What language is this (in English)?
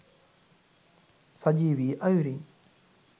Sinhala